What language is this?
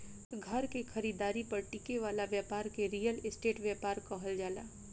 Bhojpuri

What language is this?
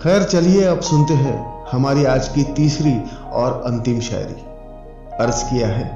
Hindi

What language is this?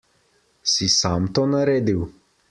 Slovenian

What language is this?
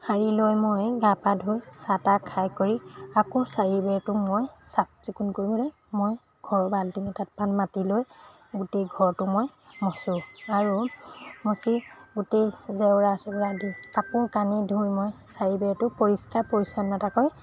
Assamese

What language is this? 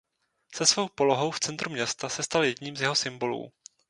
Czech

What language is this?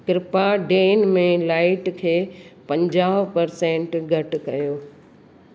Sindhi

